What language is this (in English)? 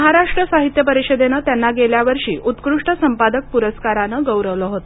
Marathi